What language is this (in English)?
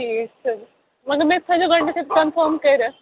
Kashmiri